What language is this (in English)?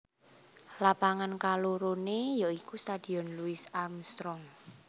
Javanese